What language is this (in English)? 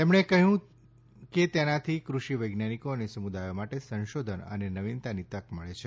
Gujarati